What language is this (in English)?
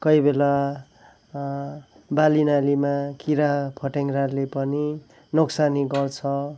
Nepali